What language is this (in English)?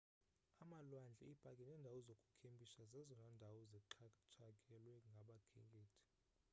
Xhosa